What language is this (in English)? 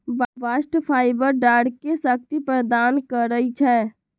Magahi